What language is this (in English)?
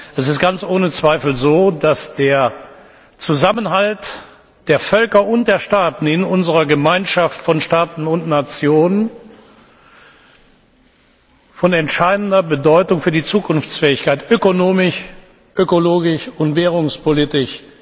German